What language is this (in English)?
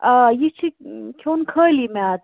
Kashmiri